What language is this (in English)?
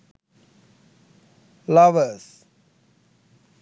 Sinhala